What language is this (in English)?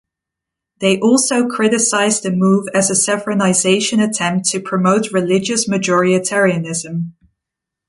English